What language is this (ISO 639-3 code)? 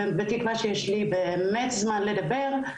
heb